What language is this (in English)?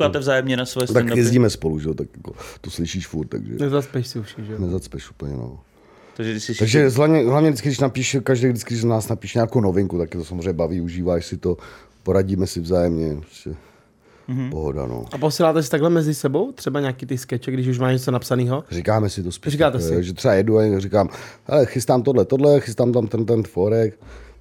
Czech